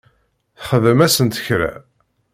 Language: Kabyle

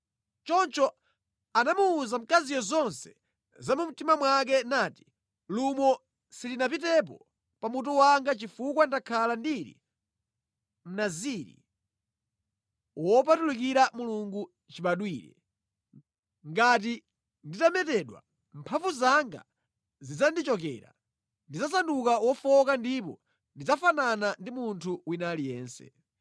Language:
Nyanja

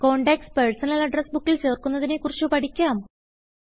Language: Malayalam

